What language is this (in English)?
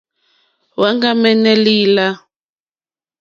Mokpwe